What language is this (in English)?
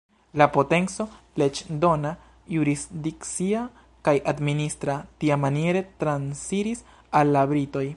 Esperanto